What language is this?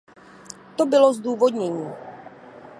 Czech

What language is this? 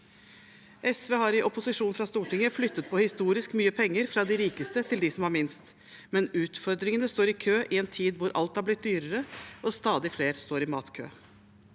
Norwegian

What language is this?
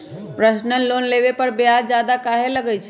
Magahi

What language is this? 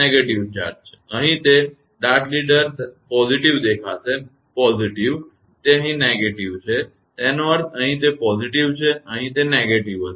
Gujarati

